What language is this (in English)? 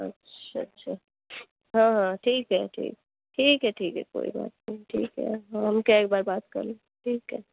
Urdu